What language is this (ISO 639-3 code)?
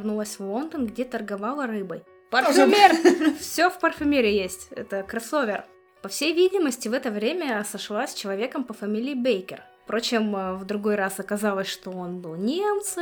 rus